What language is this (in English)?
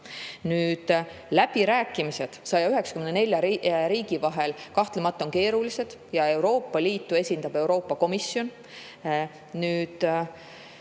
Estonian